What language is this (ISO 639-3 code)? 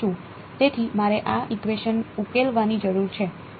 guj